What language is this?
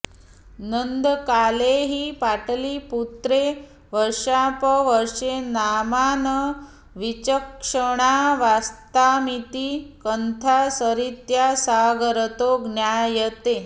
Sanskrit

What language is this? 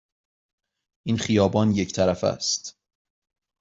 Persian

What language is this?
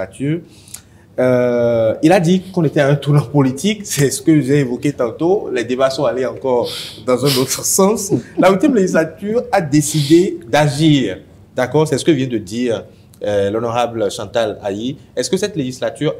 French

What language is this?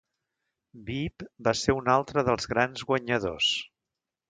Catalan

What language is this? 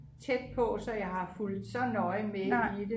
Danish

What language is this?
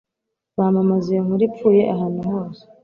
Kinyarwanda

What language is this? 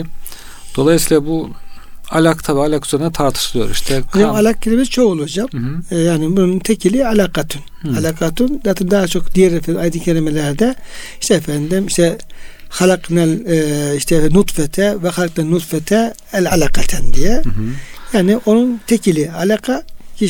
Turkish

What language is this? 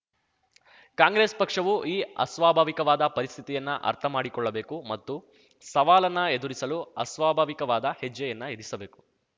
Kannada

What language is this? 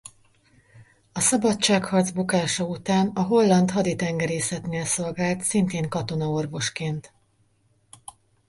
Hungarian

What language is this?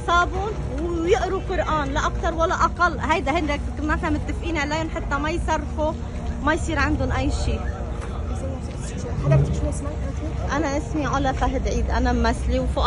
Arabic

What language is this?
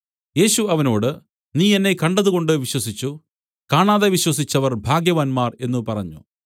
Malayalam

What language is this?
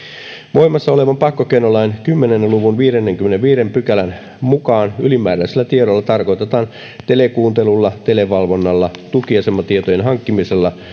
Finnish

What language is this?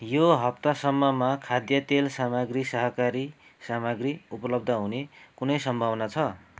Nepali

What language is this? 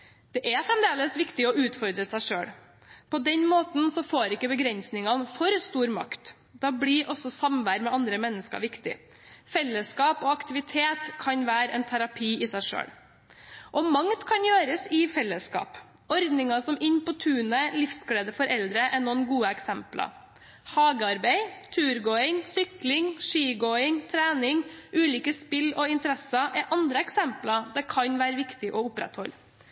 Norwegian Bokmål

